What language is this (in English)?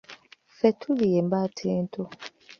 Ganda